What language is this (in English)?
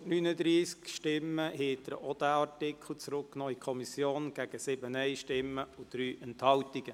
Swiss German